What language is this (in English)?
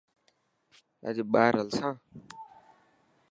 Dhatki